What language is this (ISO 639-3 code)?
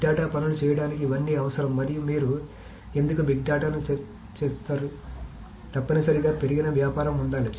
tel